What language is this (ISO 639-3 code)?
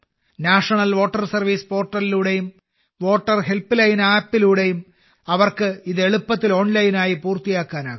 mal